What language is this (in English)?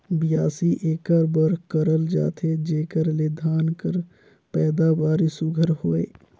Chhattisgarhi